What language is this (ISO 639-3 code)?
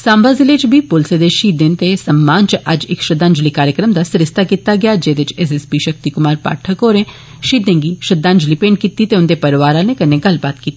doi